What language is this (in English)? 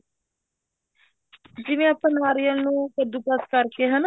Punjabi